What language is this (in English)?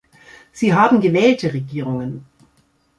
German